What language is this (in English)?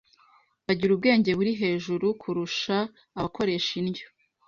Kinyarwanda